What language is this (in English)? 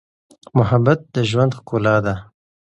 Pashto